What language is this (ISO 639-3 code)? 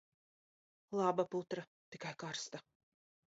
lav